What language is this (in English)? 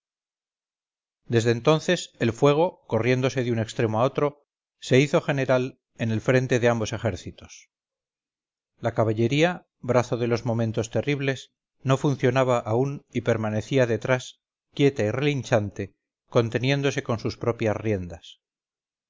Spanish